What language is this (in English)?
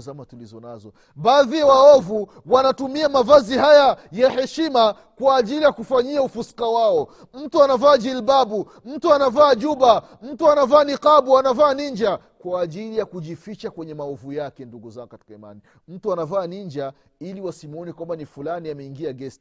Swahili